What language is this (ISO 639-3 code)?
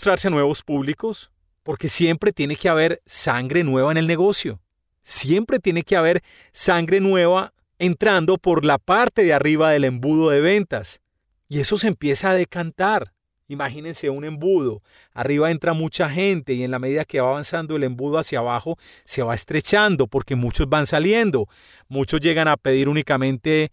spa